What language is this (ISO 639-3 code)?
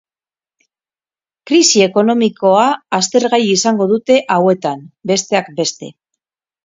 eus